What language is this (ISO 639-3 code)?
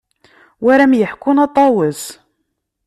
kab